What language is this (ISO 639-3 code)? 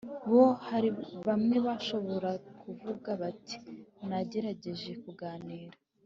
kin